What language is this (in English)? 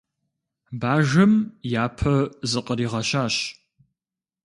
Kabardian